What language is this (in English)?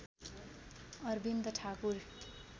Nepali